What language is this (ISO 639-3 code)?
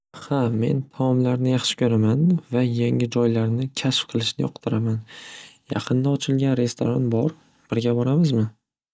uzb